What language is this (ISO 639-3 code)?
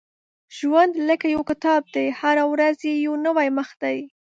pus